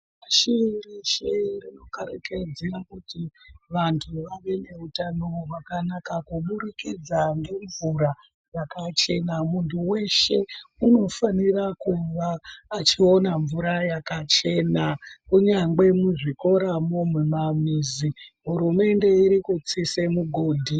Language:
Ndau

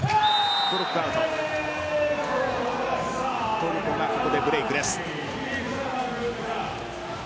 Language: Japanese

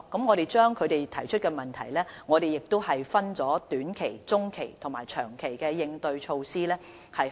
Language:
Cantonese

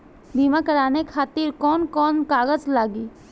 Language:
Bhojpuri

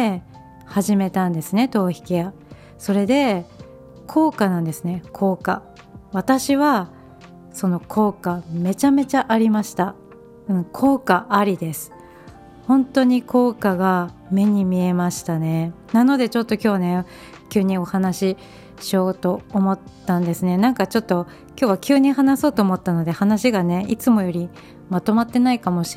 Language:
Japanese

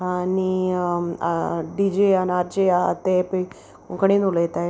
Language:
Konkani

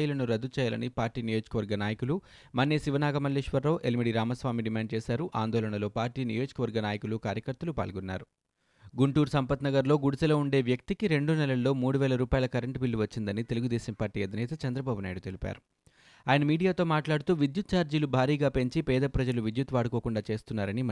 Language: Telugu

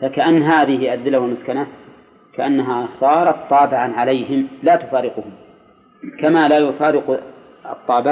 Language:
Arabic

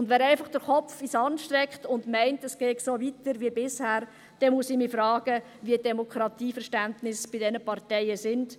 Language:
Swiss German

